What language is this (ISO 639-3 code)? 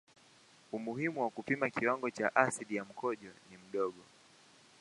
swa